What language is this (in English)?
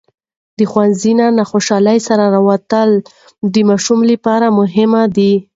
Pashto